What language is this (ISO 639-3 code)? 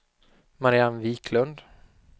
swe